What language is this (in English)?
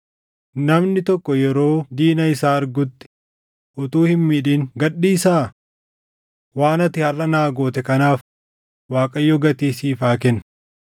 Oromo